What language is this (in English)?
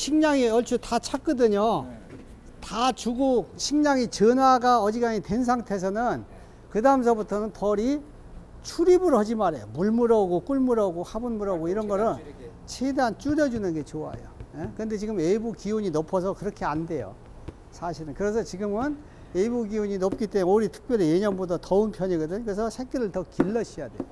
Korean